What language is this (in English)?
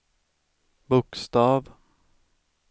Swedish